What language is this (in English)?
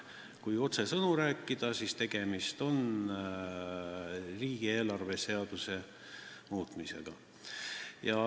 Estonian